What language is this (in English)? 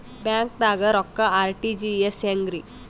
Kannada